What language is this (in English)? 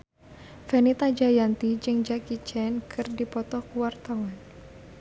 Sundanese